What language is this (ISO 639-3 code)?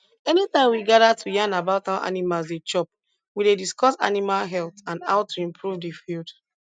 pcm